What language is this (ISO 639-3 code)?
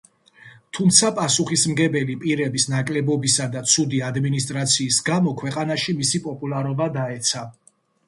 kat